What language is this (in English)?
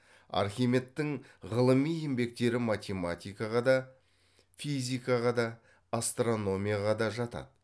Kazakh